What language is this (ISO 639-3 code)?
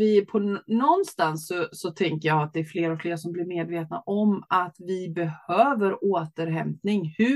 swe